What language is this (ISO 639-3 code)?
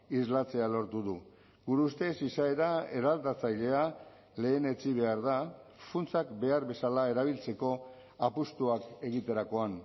eus